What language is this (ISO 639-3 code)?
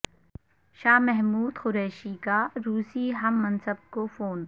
urd